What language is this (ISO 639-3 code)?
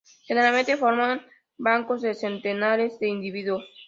spa